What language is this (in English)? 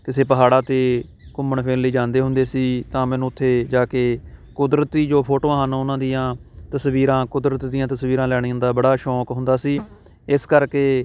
Punjabi